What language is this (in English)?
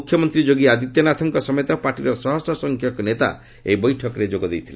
Odia